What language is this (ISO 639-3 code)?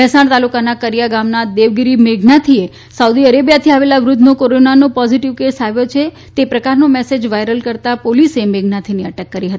guj